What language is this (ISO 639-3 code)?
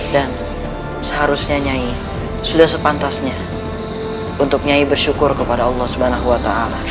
ind